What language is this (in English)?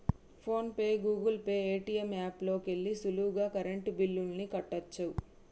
Telugu